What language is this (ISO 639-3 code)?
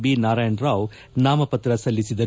kan